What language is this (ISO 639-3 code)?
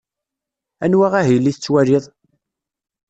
kab